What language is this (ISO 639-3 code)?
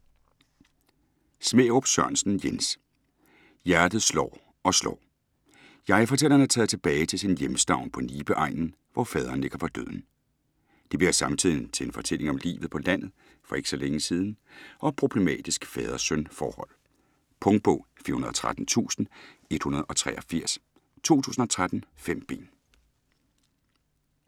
dan